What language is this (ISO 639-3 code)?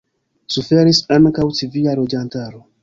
epo